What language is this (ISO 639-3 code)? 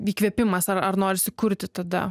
lit